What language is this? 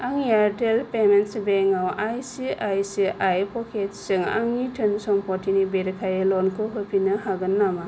Bodo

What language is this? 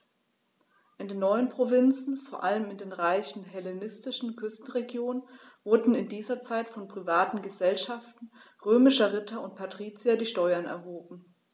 German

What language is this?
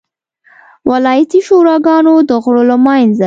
Pashto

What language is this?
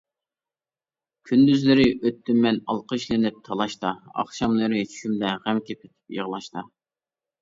Uyghur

